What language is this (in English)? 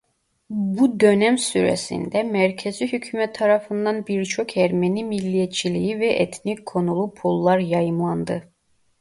Turkish